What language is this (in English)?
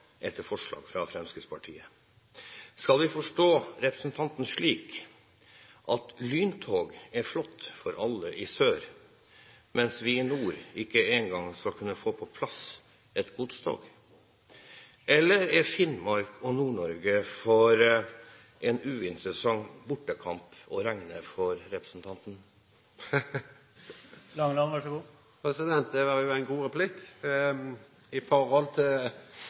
Norwegian